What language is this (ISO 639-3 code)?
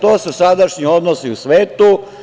srp